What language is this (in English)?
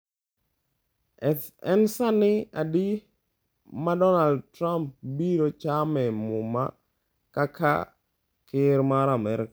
Luo (Kenya and Tanzania)